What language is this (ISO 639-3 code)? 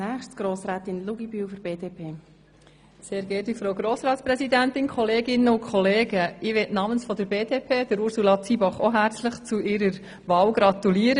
gsw